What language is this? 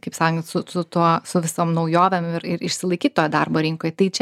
Lithuanian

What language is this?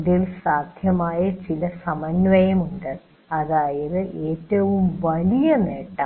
Malayalam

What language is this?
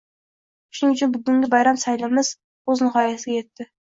Uzbek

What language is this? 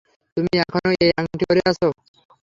Bangla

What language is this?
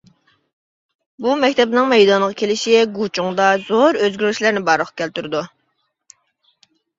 Uyghur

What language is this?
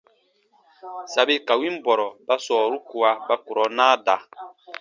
Baatonum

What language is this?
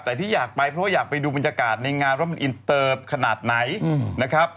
Thai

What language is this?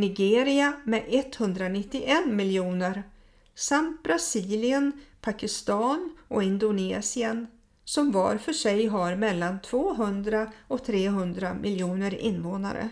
Swedish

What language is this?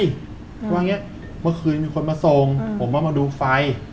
Thai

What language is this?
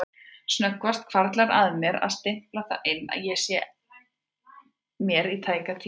Icelandic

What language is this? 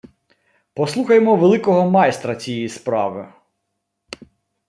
Ukrainian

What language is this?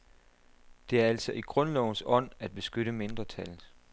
Danish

